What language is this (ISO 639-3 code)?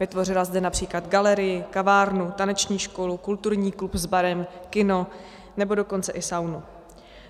ces